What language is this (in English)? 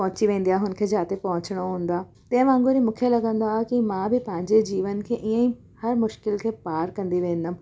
Sindhi